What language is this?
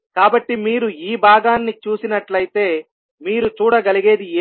Telugu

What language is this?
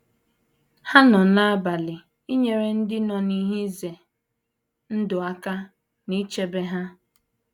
Igbo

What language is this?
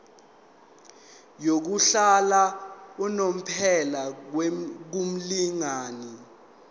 Zulu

